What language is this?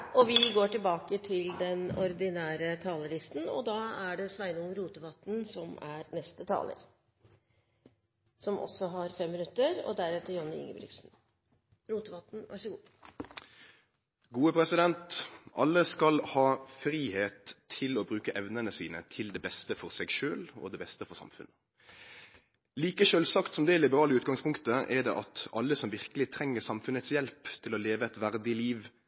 Norwegian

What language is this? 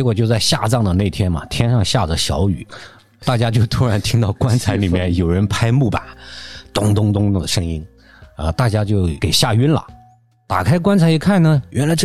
Chinese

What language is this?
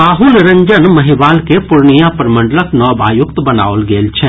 Maithili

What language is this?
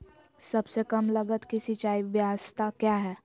Magahi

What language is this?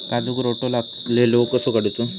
Marathi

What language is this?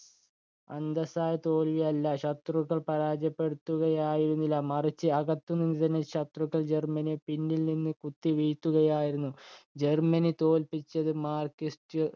Malayalam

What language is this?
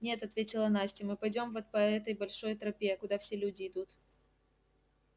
Russian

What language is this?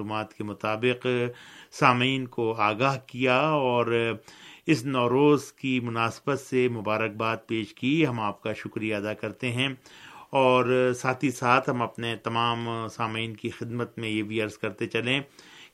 Urdu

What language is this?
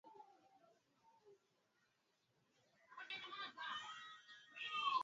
Swahili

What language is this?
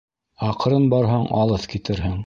Bashkir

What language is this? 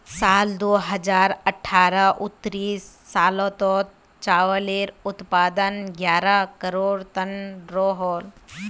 Magahi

